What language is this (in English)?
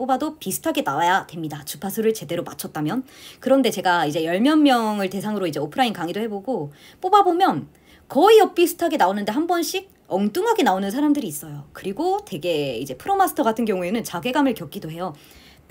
Korean